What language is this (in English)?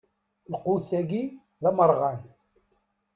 Kabyle